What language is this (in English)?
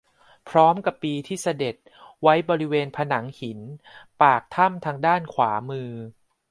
Thai